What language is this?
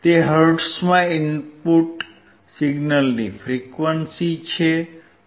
Gujarati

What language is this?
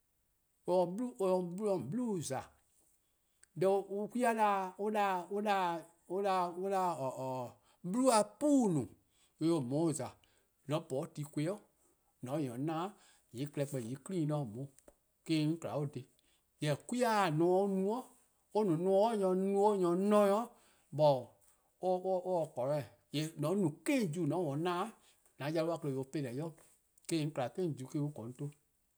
Eastern Krahn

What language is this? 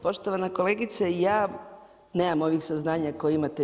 Croatian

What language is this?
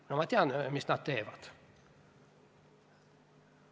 Estonian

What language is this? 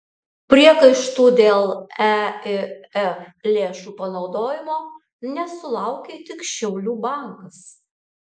Lithuanian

